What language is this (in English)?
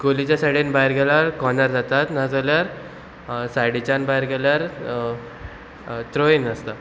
Konkani